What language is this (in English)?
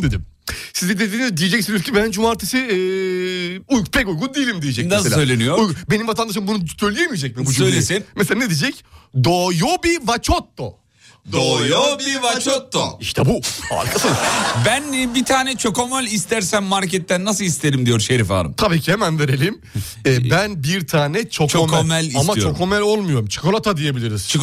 Turkish